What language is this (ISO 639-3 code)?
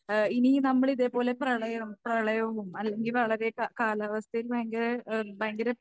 mal